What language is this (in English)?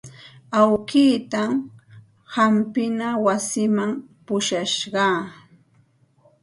Santa Ana de Tusi Pasco Quechua